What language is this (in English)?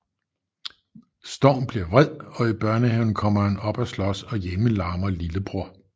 Danish